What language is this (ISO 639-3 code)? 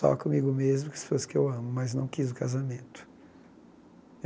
por